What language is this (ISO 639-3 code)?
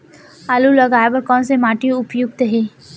hne